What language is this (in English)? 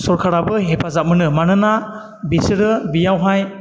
Bodo